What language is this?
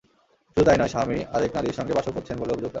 Bangla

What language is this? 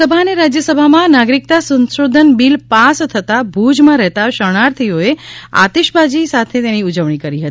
Gujarati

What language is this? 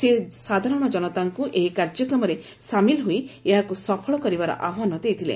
Odia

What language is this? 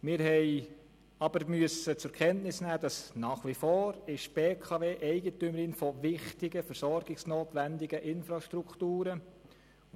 Swiss German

